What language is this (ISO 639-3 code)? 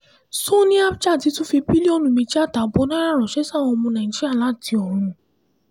yor